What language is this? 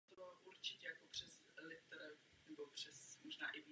Czech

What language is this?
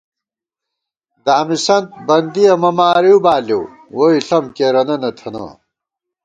Gawar-Bati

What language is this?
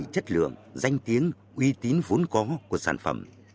Vietnamese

